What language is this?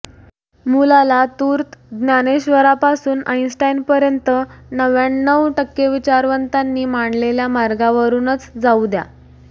Marathi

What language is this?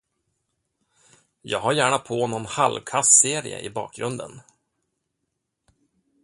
Swedish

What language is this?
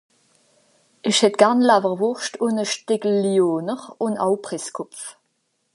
Swiss German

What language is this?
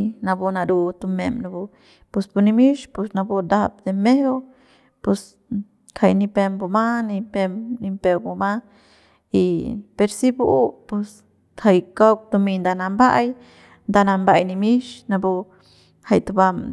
Central Pame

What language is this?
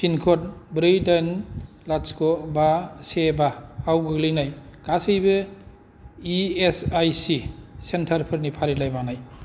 Bodo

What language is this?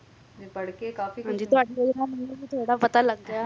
Punjabi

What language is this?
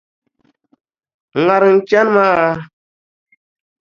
Dagbani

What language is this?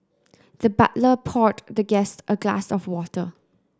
English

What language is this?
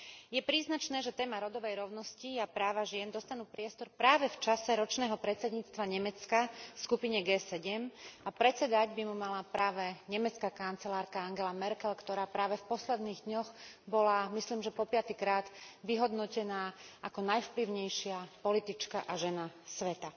Slovak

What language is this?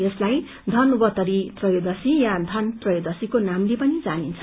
Nepali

